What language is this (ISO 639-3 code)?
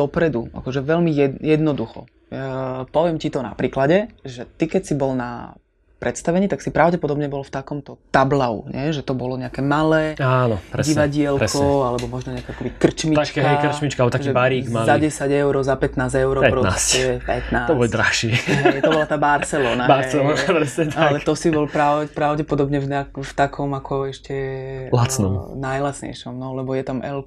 slk